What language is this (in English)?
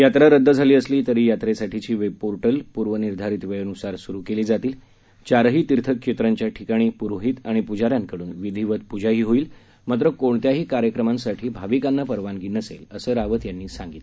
Marathi